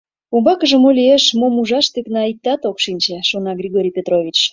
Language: Mari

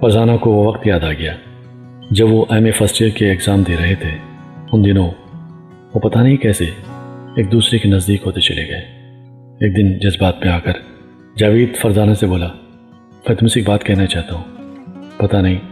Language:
Urdu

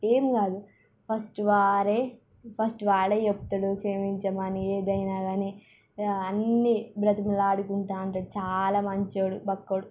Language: Telugu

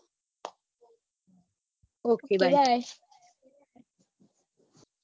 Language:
Gujarati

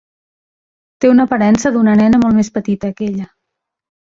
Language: Catalan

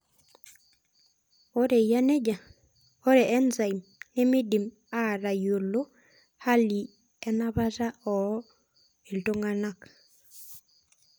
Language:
Masai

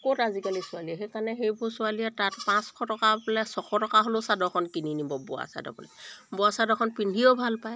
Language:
Assamese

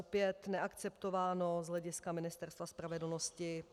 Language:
Czech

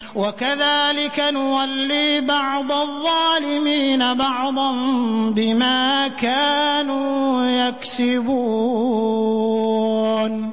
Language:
Arabic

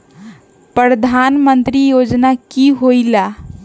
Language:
Magahi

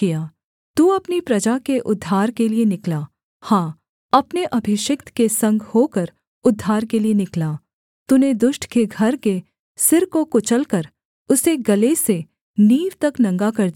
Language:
Hindi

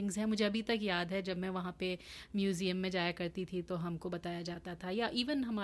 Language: Hindi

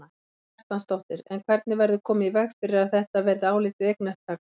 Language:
Icelandic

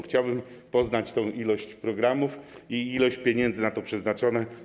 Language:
Polish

